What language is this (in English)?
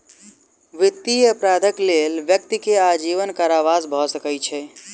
Maithili